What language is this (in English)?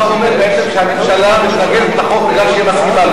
Hebrew